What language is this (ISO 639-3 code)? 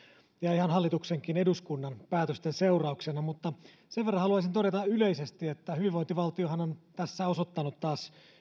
fin